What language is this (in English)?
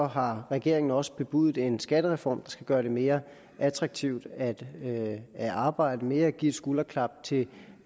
Danish